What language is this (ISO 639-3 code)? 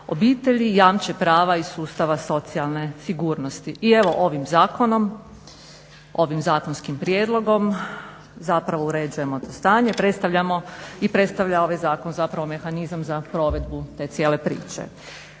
hrv